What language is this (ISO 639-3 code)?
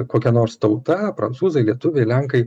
lit